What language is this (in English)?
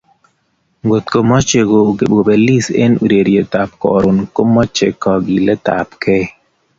Kalenjin